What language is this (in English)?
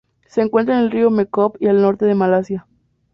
Spanish